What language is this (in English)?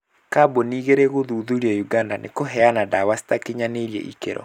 Kikuyu